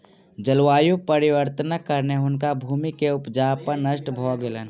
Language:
Maithili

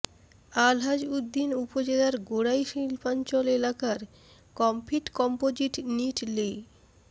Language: Bangla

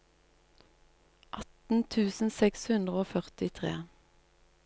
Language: Norwegian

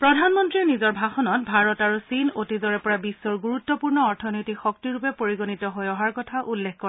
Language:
Assamese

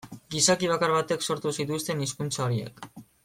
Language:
Basque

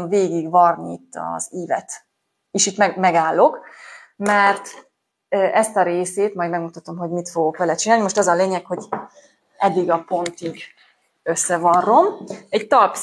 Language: Hungarian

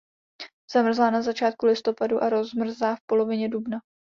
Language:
Czech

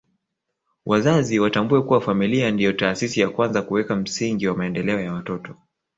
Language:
Swahili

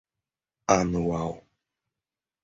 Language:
Portuguese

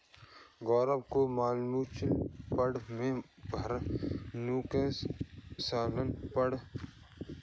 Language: Hindi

